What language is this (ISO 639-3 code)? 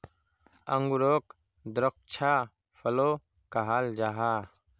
mag